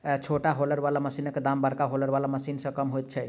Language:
Maithili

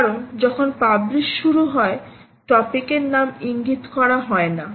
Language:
Bangla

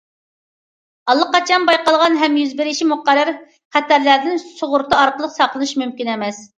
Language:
Uyghur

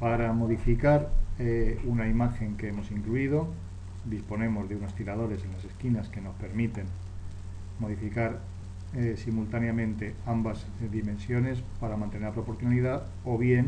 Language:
Spanish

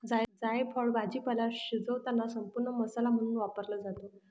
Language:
Marathi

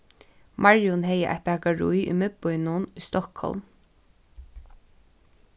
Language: Faroese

